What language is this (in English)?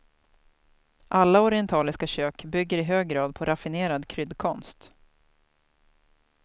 Swedish